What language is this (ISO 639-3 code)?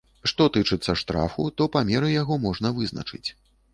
bel